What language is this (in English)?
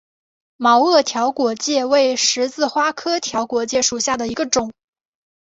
Chinese